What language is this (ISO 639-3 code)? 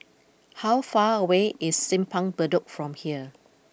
eng